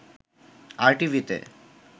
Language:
Bangla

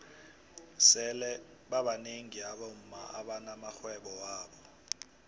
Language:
South Ndebele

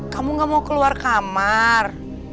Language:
Indonesian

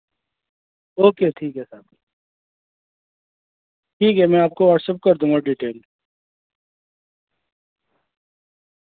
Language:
Urdu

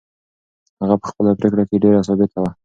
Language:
Pashto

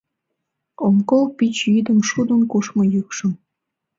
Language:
Mari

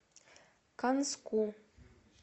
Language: Russian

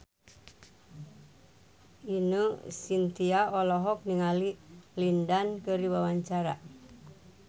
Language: Sundanese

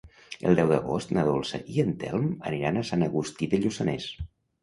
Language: Catalan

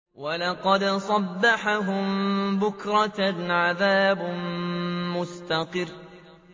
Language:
Arabic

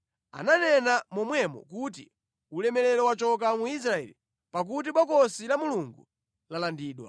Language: Nyanja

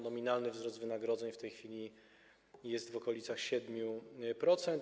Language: Polish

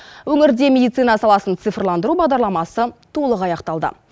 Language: Kazakh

